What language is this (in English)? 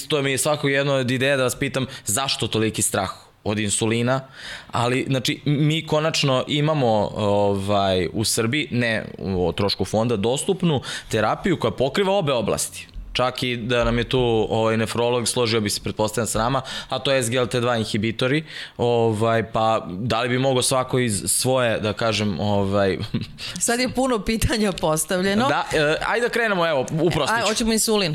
Slovak